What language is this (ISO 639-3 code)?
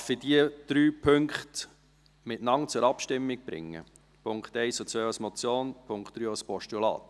gsw